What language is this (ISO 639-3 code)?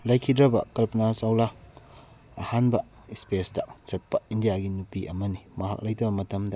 mni